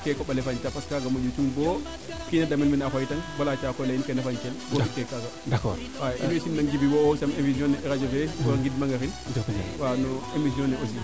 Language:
Serer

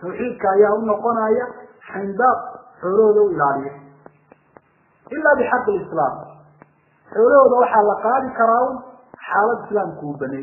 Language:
Arabic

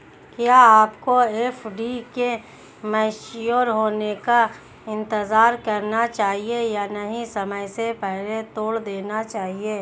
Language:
Hindi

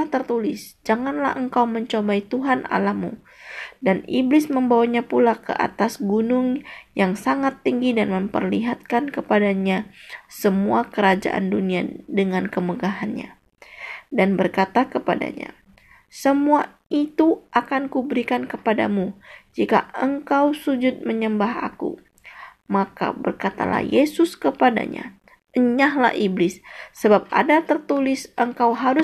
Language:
Indonesian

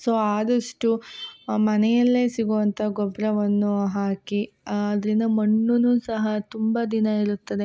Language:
Kannada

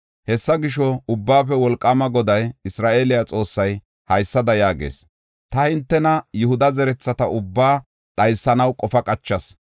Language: Gofa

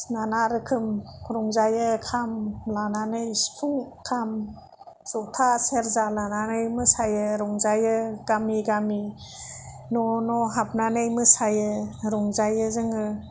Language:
Bodo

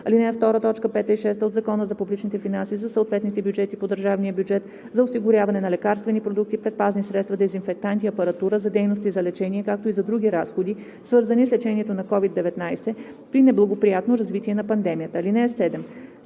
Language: Bulgarian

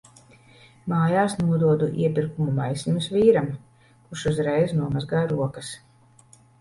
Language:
Latvian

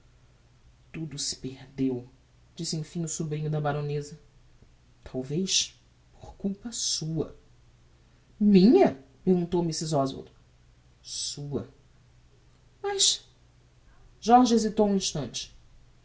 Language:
Portuguese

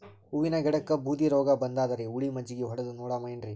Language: Kannada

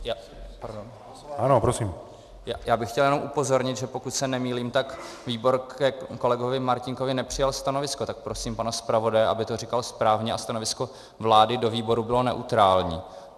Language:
Czech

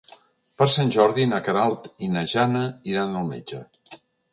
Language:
Catalan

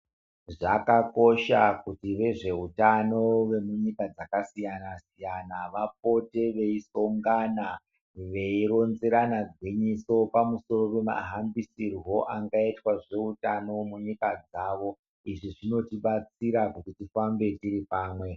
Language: Ndau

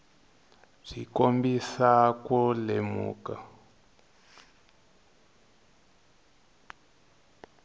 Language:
Tsonga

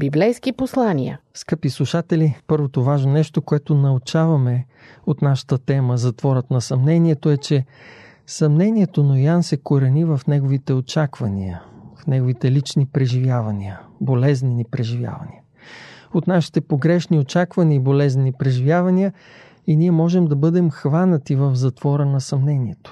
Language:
Bulgarian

